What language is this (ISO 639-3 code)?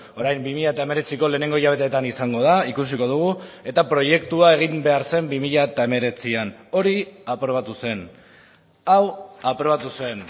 eus